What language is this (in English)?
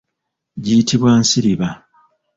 Ganda